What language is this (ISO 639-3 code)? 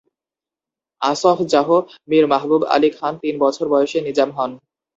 ben